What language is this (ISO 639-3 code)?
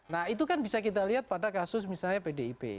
ind